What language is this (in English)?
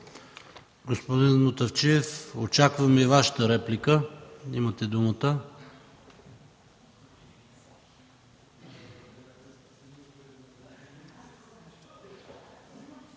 Bulgarian